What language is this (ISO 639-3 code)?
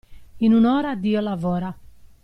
ita